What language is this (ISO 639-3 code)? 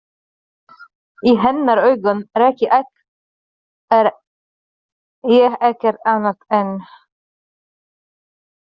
isl